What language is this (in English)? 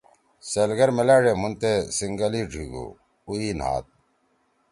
Torwali